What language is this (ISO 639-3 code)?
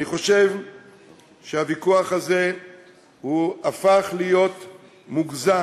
heb